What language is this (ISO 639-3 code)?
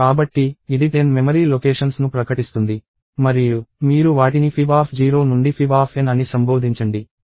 tel